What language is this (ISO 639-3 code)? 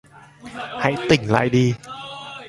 vie